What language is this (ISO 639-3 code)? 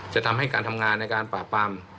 tha